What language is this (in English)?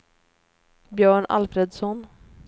Swedish